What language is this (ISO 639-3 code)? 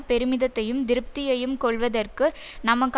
tam